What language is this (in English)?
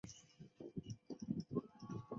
Chinese